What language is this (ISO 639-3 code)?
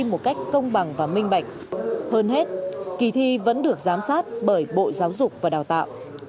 vie